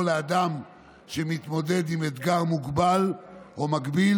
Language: Hebrew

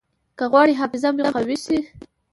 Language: Pashto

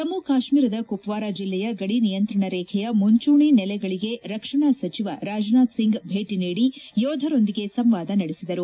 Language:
Kannada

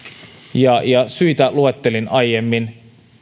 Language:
Finnish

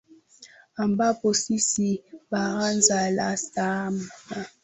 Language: Swahili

